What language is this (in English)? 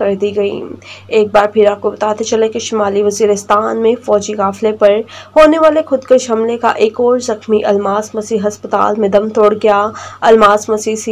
Hindi